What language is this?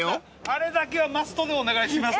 Japanese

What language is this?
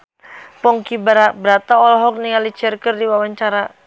Sundanese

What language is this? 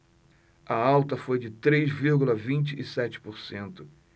Portuguese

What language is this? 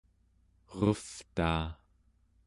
Central Yupik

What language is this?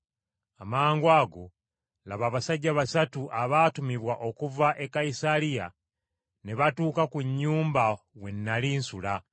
Ganda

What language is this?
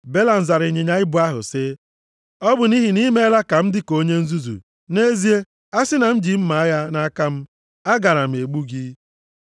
Igbo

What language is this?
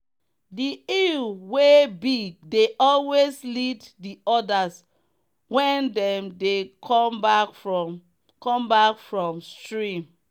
Nigerian Pidgin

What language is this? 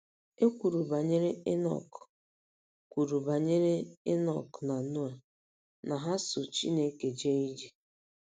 Igbo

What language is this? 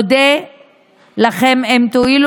Hebrew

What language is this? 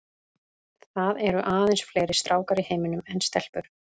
Icelandic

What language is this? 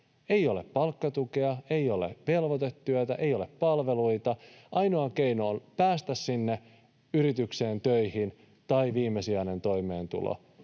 Finnish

